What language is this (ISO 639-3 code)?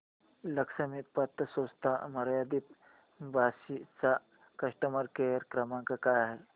mar